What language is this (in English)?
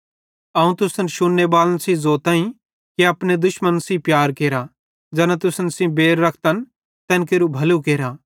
Bhadrawahi